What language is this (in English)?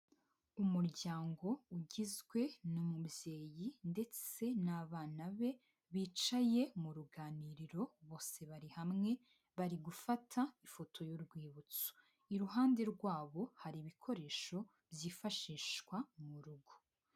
Kinyarwanda